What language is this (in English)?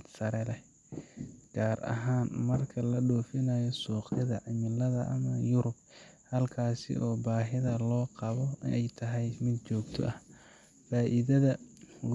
Somali